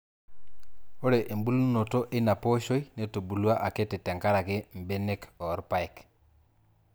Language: Masai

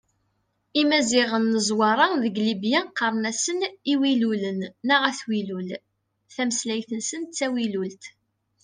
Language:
Kabyle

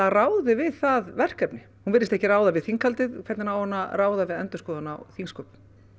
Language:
Icelandic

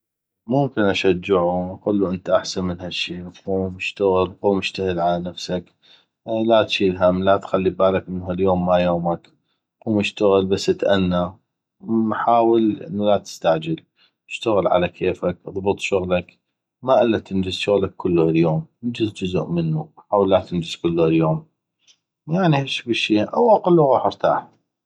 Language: North Mesopotamian Arabic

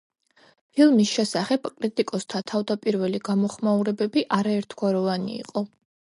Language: Georgian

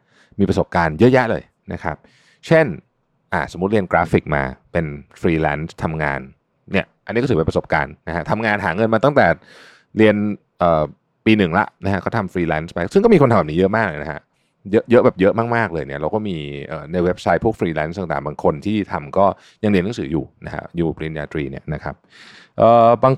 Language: Thai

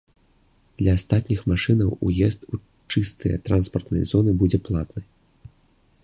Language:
Belarusian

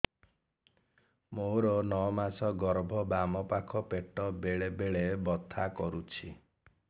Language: Odia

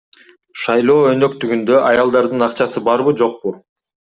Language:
Kyrgyz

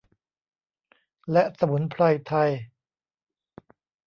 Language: Thai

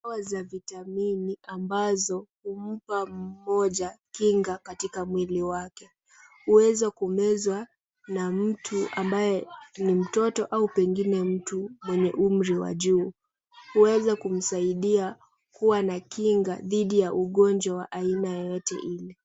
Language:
Swahili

